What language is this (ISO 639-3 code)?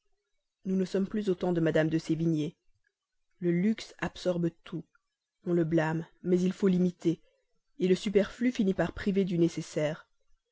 fra